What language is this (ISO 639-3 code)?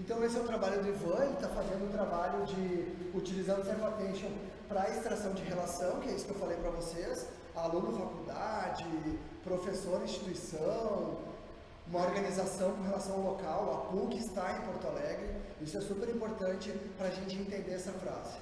por